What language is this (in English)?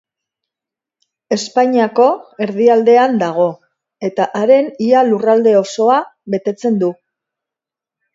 Basque